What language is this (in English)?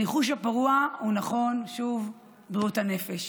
Hebrew